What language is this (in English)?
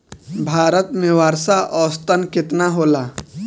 Bhojpuri